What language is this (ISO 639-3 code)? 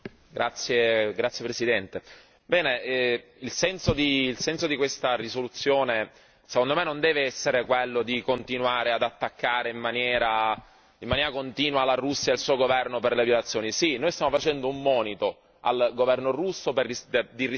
ita